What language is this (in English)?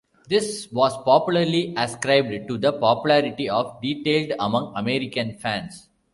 English